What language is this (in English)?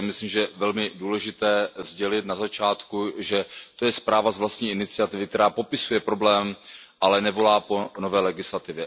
Czech